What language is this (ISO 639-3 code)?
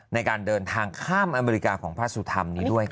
tha